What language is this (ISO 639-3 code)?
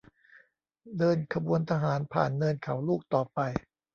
tha